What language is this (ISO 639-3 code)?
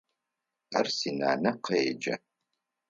ady